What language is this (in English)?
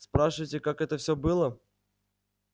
Russian